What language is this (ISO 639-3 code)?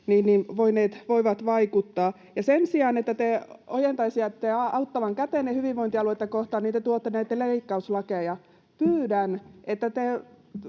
fin